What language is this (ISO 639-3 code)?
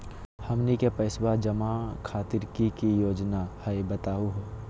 mag